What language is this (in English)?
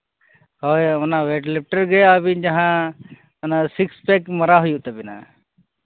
Santali